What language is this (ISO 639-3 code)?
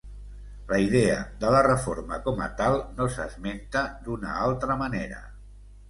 cat